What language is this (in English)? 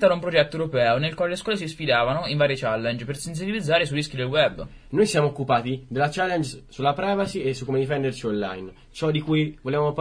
Italian